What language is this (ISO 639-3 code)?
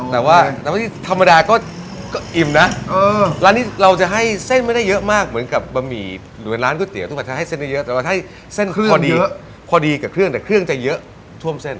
tha